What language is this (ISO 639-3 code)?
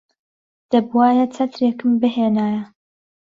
ckb